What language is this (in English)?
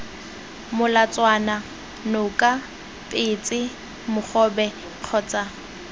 Tswana